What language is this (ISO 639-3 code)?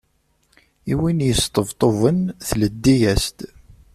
kab